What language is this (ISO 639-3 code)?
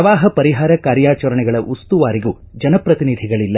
kan